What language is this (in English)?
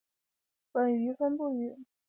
Chinese